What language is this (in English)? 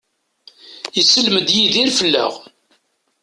Kabyle